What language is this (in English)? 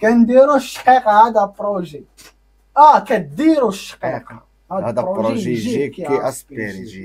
Arabic